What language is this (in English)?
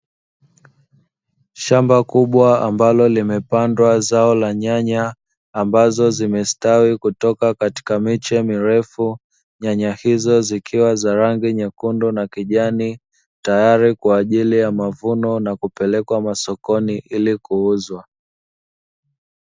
Swahili